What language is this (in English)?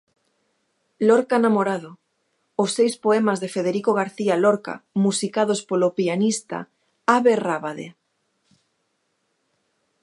Galician